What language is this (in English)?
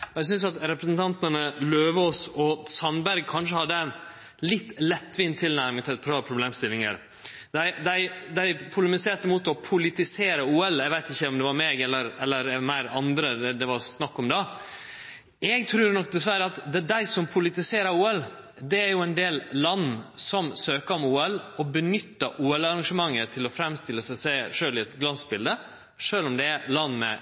Norwegian Nynorsk